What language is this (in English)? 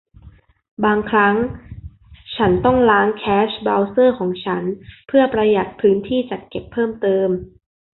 Thai